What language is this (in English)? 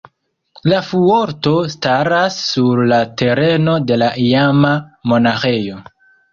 Esperanto